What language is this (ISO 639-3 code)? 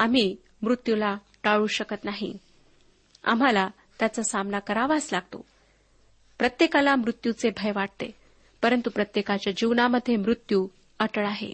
mar